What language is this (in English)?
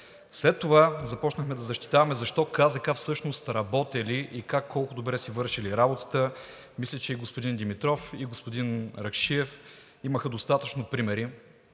Bulgarian